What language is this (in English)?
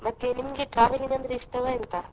Kannada